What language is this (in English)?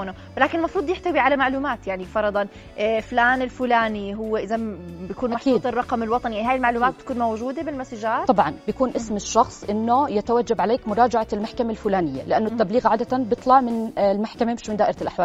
Arabic